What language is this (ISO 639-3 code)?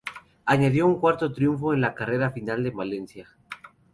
spa